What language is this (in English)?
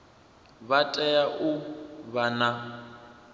Venda